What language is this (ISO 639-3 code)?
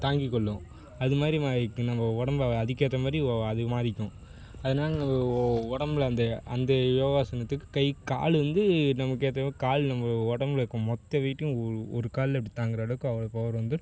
tam